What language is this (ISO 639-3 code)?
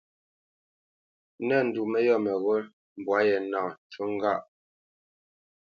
bce